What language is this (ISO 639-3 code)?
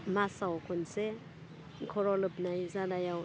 brx